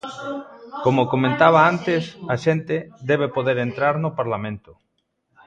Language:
Galician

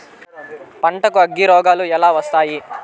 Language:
Telugu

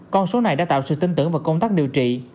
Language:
Vietnamese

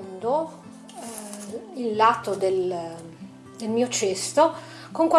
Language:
Italian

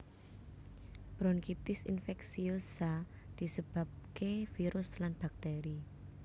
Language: Javanese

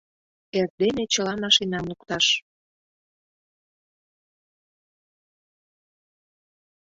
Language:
Mari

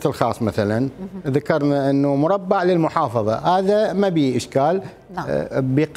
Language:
Arabic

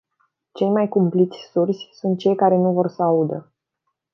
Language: Romanian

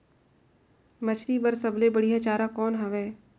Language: Chhattisgarhi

